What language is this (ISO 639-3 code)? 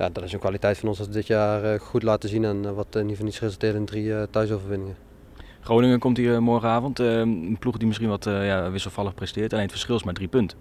nld